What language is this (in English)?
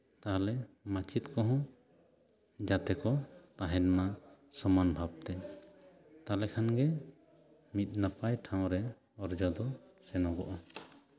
Santali